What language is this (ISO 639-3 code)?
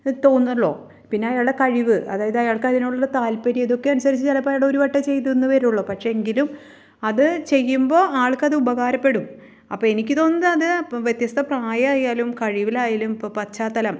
mal